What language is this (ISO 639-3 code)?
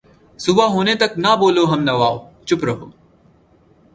urd